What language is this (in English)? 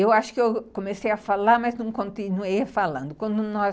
Portuguese